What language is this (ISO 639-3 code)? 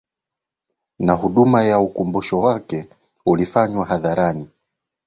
swa